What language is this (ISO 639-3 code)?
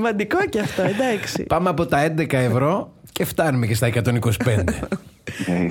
ell